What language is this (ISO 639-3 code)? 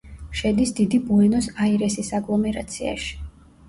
kat